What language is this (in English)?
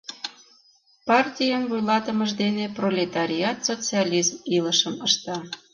Mari